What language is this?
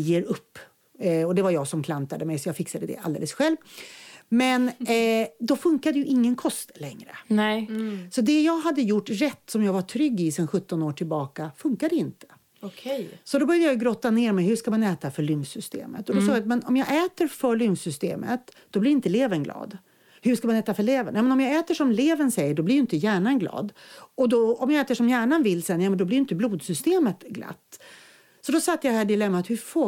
Swedish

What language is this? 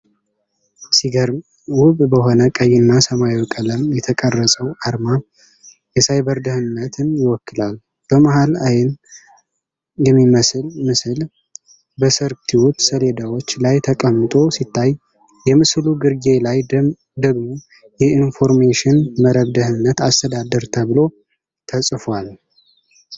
Amharic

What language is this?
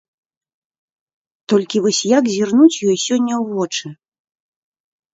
Belarusian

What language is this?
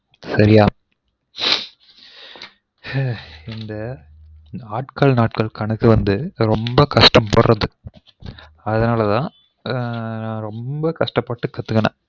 Tamil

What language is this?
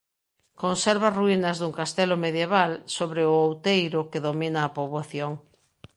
Galician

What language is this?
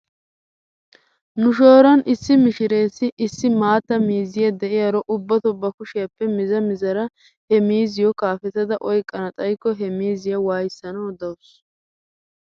Wolaytta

